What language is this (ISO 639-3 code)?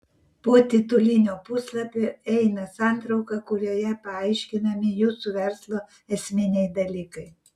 lit